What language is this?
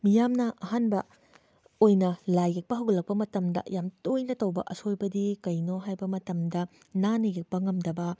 Manipuri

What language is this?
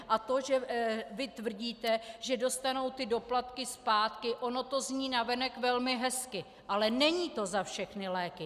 Czech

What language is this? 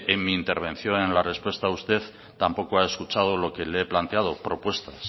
Spanish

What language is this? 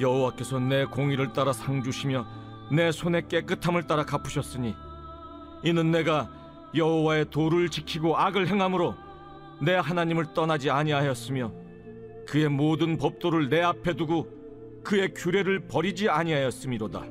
Korean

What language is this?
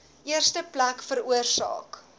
Afrikaans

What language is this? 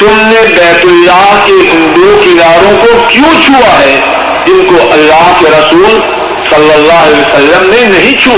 Urdu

